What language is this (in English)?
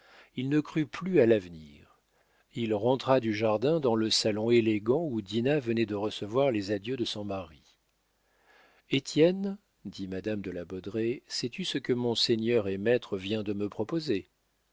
French